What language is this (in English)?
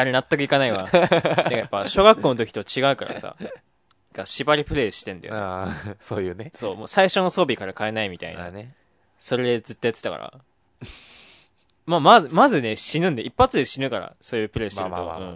Japanese